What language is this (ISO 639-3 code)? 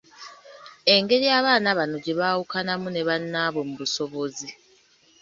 lug